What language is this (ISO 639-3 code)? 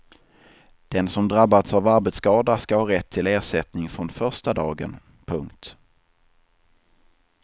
swe